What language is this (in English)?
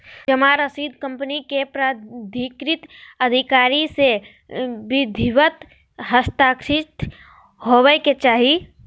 Magahi